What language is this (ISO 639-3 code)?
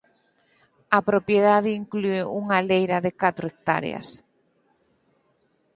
glg